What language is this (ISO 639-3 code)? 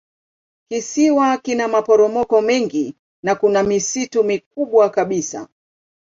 swa